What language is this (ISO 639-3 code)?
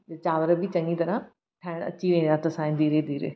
snd